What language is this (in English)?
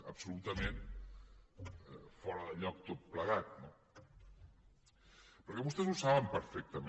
Catalan